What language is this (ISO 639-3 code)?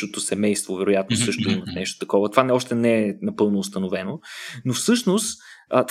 bul